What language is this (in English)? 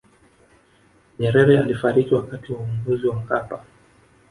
Swahili